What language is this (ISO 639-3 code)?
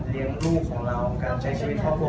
tha